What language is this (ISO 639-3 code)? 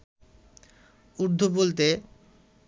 ben